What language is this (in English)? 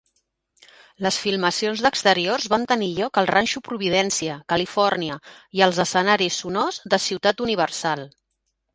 Catalan